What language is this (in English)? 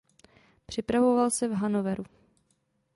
Czech